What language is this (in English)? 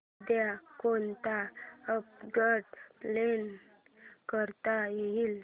Marathi